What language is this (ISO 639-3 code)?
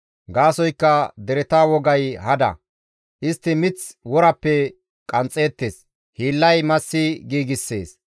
gmv